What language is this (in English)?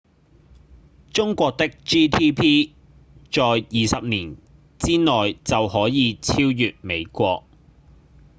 Cantonese